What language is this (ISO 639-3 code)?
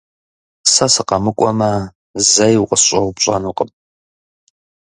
kbd